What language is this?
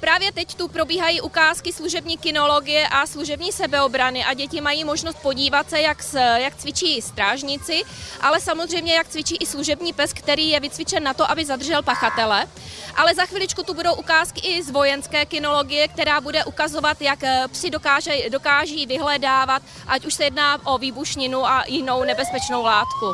Czech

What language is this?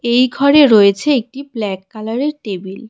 Bangla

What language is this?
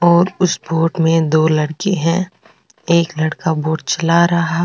Rajasthani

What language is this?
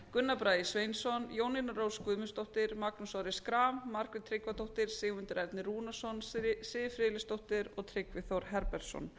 Icelandic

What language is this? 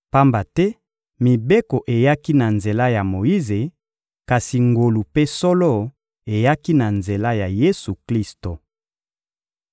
Lingala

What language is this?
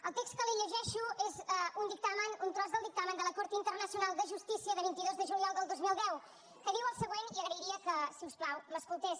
Catalan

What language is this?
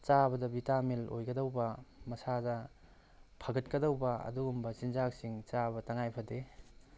Manipuri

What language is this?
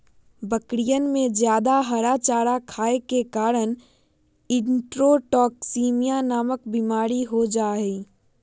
Magahi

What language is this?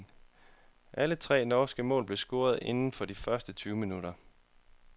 Danish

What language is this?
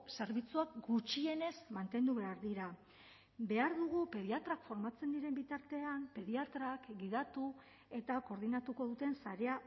Basque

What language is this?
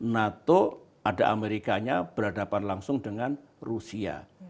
Indonesian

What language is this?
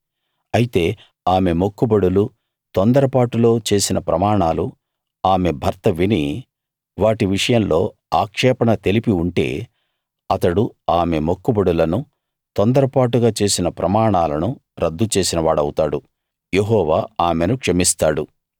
Telugu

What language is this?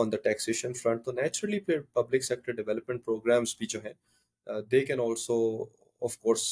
Urdu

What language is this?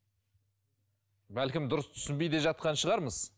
Kazakh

